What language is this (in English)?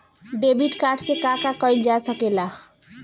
Bhojpuri